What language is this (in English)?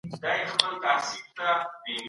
Pashto